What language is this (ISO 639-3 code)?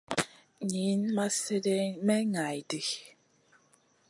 mcn